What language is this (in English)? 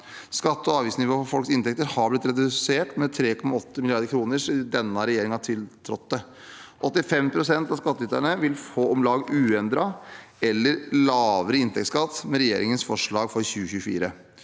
Norwegian